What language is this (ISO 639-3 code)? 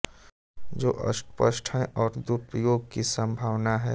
hin